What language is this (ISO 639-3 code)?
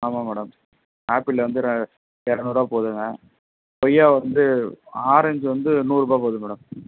tam